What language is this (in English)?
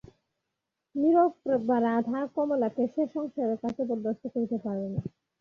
Bangla